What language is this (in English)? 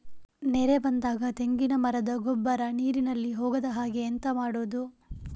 Kannada